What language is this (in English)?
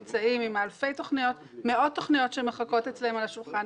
Hebrew